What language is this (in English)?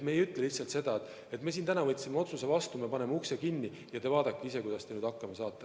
Estonian